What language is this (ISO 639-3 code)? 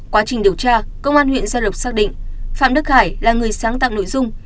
vie